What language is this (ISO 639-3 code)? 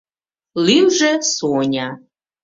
chm